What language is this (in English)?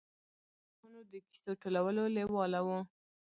Pashto